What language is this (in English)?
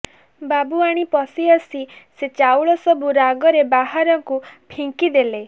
Odia